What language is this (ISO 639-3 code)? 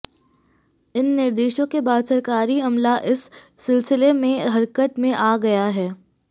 hin